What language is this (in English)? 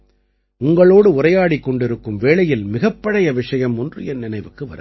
Tamil